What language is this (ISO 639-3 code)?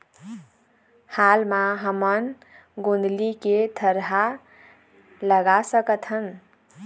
hne